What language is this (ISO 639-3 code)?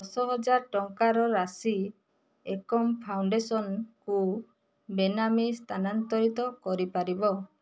ori